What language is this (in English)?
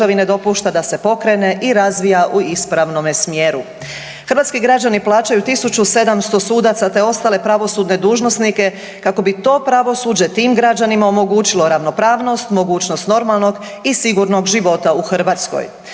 Croatian